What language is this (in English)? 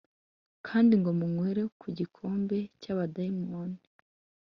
Kinyarwanda